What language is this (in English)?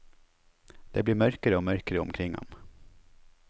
Norwegian